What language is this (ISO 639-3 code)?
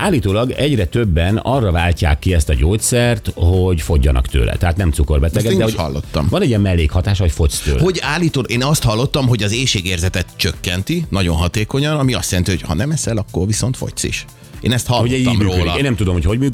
hun